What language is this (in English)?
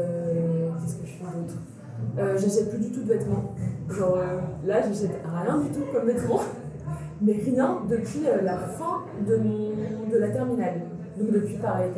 French